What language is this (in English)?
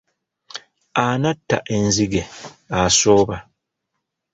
Ganda